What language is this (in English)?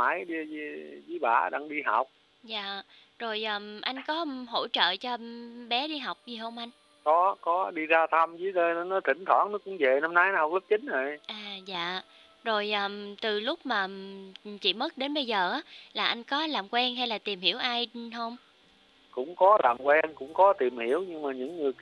Vietnamese